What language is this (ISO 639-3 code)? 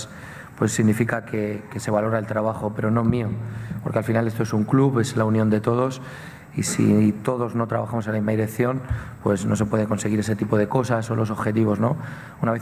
spa